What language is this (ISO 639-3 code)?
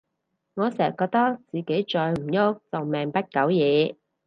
yue